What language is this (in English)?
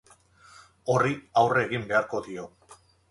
Basque